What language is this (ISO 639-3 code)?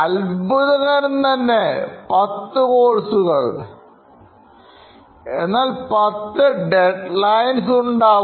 mal